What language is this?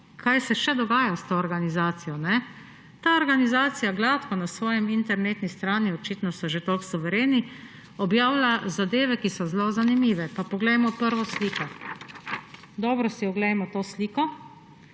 Slovenian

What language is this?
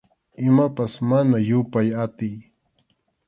Arequipa-La Unión Quechua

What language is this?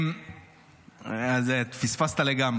Hebrew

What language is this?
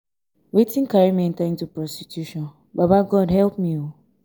Nigerian Pidgin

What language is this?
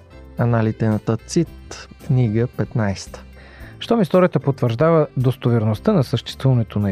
Bulgarian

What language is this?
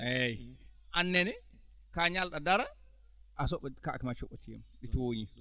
Fula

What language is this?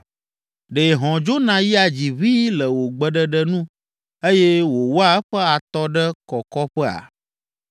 Ewe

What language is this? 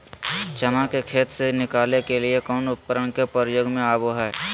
Magahi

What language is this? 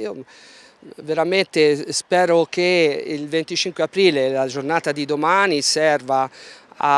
Italian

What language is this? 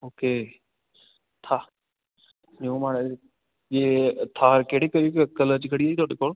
Punjabi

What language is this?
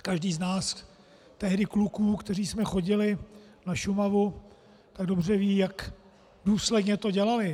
Czech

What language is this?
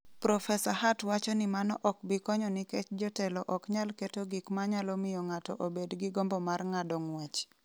Luo (Kenya and Tanzania)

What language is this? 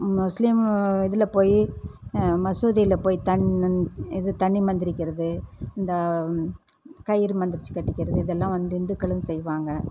Tamil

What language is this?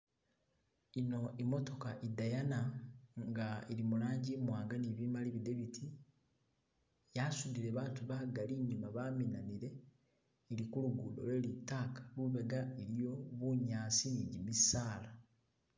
Masaaba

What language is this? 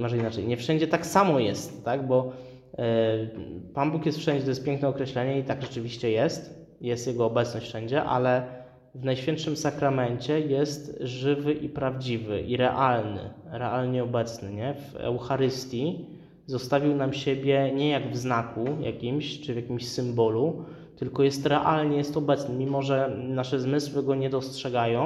Polish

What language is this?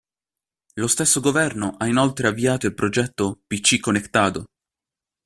Italian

